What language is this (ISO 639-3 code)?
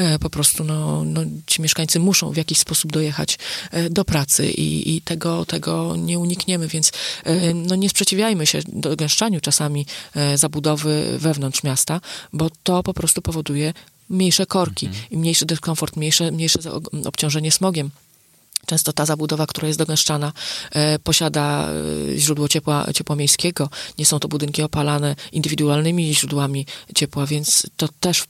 pol